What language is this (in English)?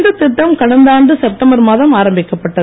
Tamil